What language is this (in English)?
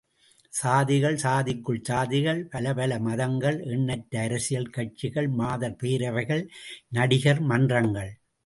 Tamil